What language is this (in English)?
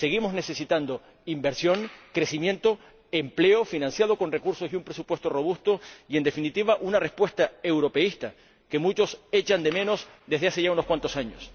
Spanish